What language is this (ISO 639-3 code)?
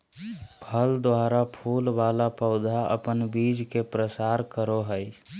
mag